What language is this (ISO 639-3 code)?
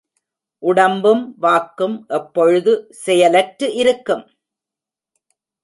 tam